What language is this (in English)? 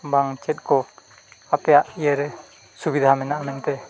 Santali